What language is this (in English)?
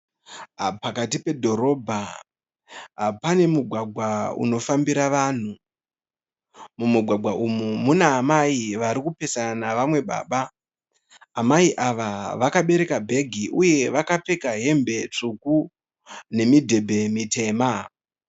Shona